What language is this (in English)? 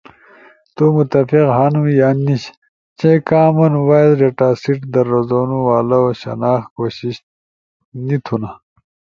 Ushojo